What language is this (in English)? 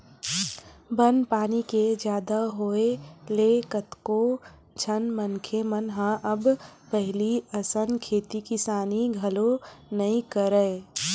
Chhattisgarhi